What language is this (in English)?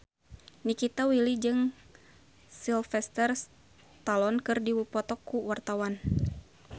Sundanese